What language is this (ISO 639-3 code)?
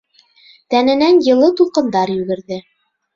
bak